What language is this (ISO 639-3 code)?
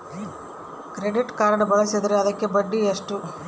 kan